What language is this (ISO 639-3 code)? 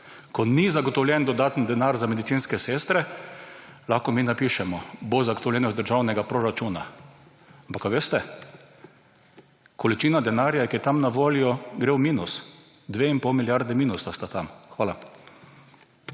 slv